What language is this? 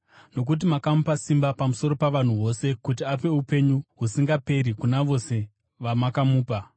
Shona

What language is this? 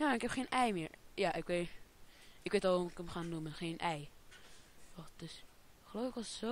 Dutch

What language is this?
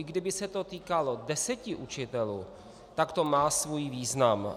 Czech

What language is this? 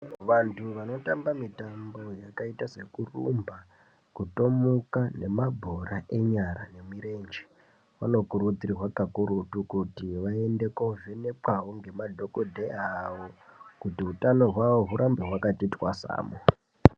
Ndau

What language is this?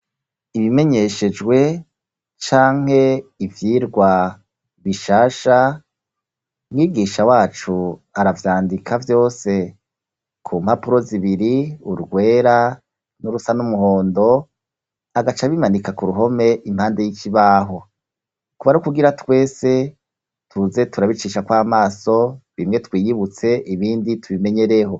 Rundi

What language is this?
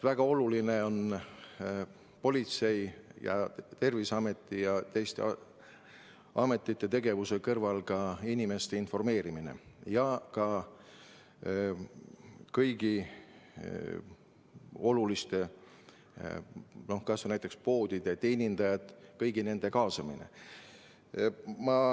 Estonian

